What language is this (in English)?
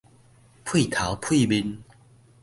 Min Nan Chinese